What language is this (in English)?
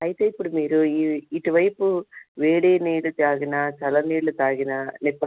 Telugu